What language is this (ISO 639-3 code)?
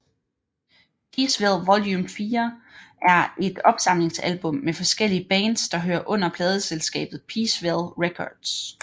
dan